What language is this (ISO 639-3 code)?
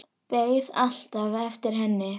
isl